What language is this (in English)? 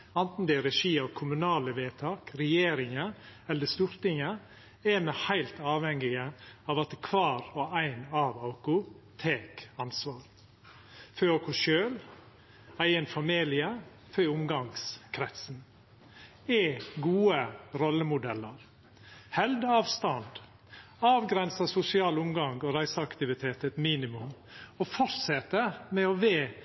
Norwegian Nynorsk